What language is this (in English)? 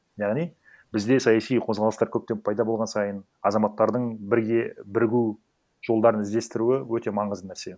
Kazakh